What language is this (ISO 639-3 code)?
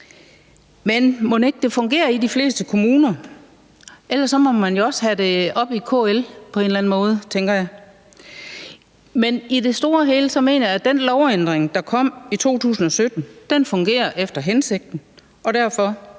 dan